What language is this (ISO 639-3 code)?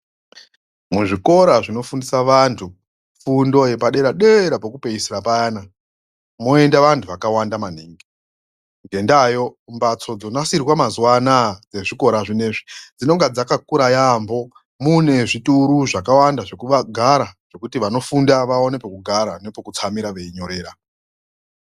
ndc